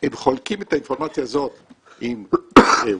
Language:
Hebrew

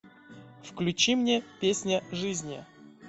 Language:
Russian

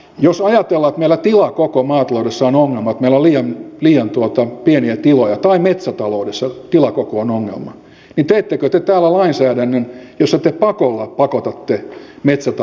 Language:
Finnish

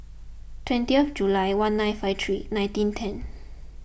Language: English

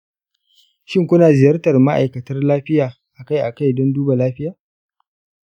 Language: Hausa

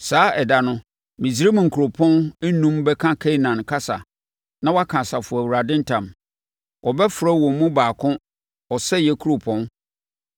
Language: Akan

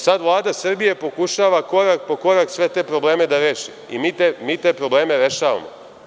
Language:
Serbian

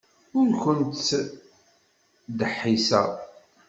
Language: Kabyle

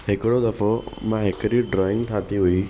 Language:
Sindhi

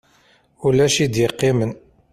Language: Kabyle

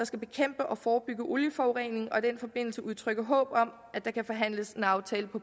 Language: Danish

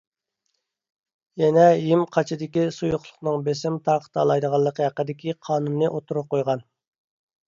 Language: Uyghur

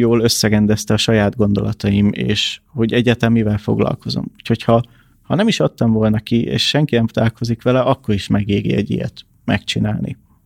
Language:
Hungarian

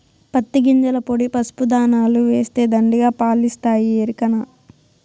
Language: Telugu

